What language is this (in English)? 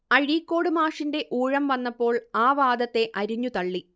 Malayalam